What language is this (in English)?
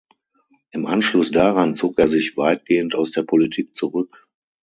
German